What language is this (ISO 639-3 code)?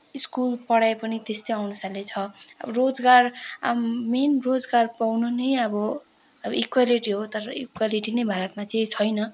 nep